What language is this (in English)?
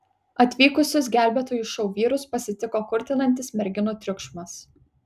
Lithuanian